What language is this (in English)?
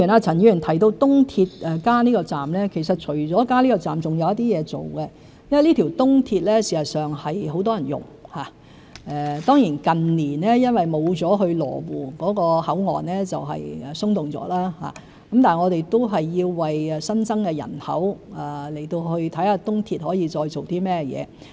Cantonese